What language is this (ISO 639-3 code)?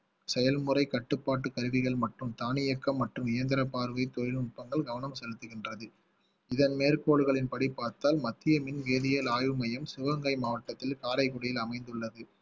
tam